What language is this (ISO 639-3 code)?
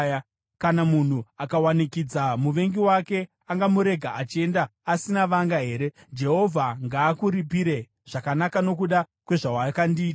sna